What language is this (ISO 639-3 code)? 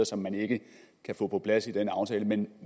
dan